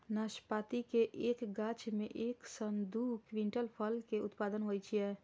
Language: Maithili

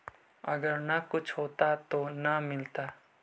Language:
Magahi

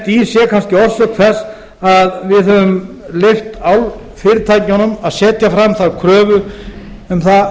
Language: Icelandic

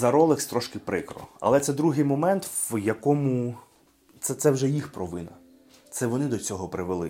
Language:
Ukrainian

